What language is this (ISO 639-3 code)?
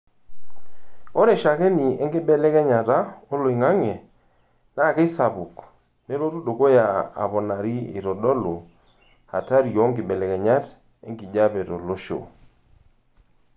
mas